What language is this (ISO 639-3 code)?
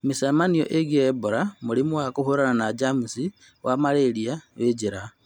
kik